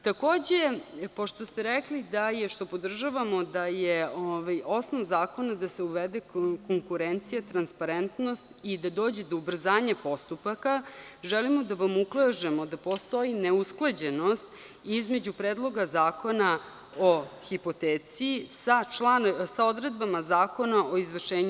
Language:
Serbian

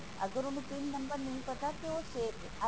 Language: Punjabi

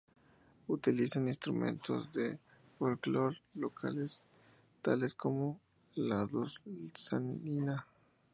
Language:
Spanish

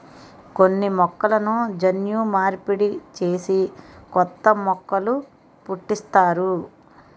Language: Telugu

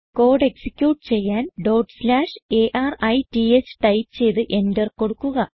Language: Malayalam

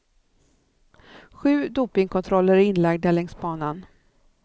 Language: Swedish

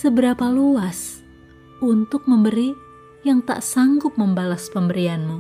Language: Indonesian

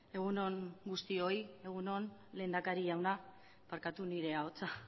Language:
Basque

